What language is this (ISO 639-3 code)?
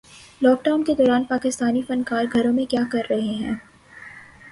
urd